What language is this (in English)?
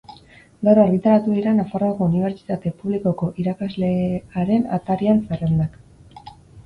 Basque